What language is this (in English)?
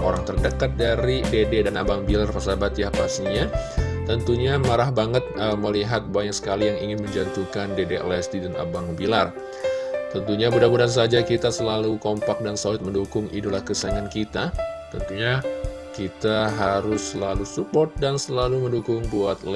Indonesian